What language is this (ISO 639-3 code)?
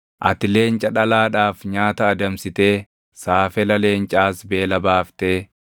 orm